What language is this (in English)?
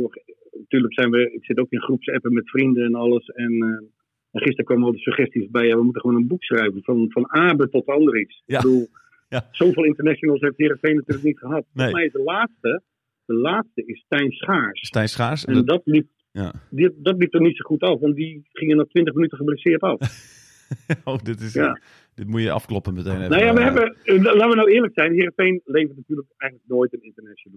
Dutch